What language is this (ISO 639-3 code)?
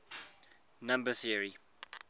eng